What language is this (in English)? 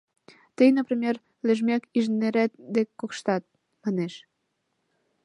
Mari